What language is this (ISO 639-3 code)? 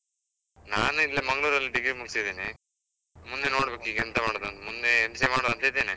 kan